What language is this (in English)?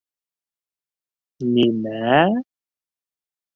Bashkir